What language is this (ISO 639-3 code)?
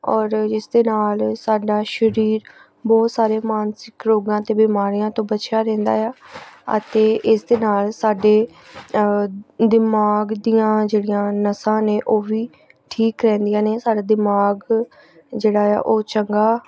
pan